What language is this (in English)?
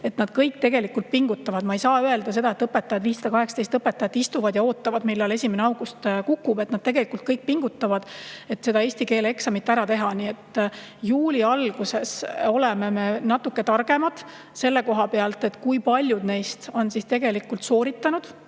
Estonian